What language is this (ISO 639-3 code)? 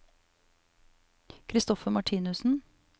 nor